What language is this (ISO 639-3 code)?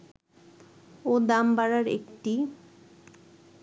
ben